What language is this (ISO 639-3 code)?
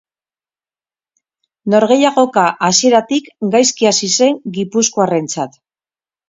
eus